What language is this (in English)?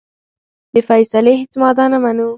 Pashto